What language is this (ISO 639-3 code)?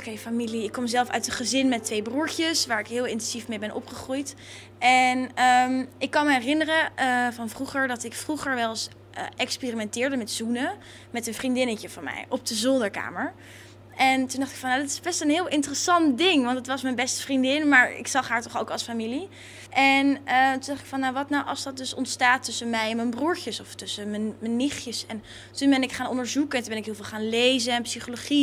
nld